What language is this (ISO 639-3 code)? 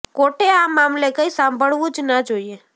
guj